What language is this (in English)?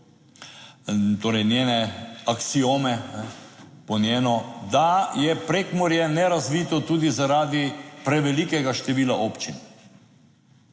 Slovenian